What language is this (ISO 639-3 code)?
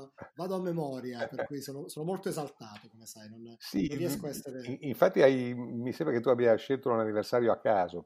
ita